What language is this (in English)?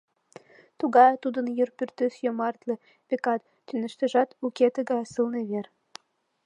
Mari